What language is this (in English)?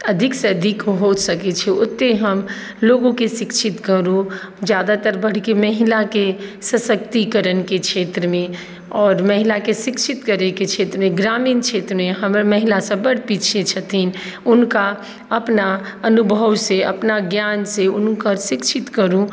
Maithili